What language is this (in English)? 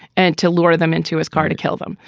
English